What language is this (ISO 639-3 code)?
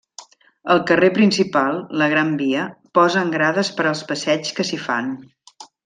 cat